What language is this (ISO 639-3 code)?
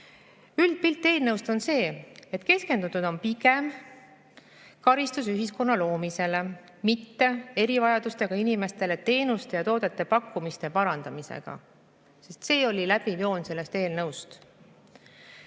est